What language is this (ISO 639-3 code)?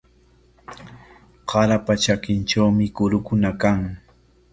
qwa